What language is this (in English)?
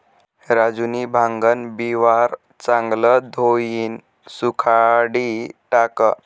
Marathi